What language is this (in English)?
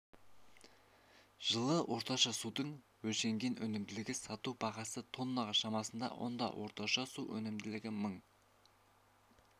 Kazakh